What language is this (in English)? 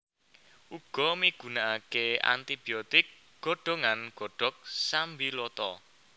Javanese